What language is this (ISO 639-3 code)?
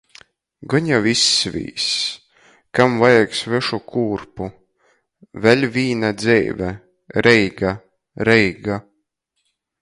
ltg